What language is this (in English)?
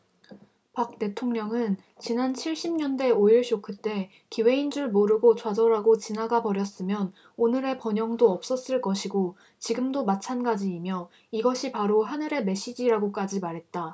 Korean